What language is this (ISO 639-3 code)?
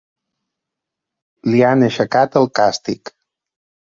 cat